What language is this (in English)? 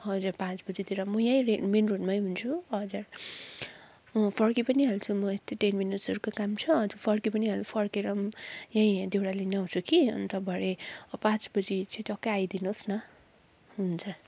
Nepali